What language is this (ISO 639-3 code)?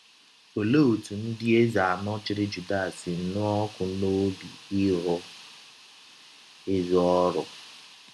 ibo